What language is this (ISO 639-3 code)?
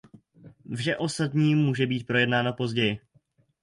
ces